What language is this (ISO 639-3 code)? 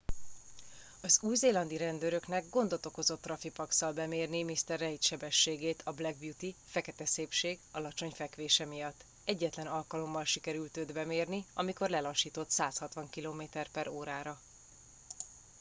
hun